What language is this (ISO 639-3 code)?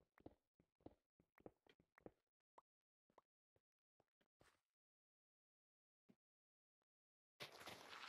hun